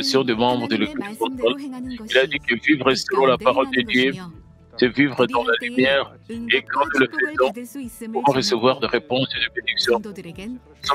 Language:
French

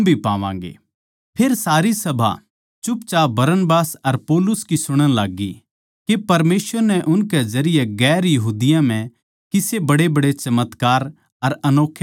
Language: Haryanvi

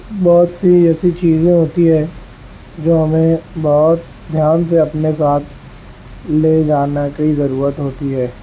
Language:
Urdu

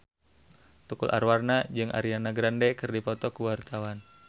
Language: Sundanese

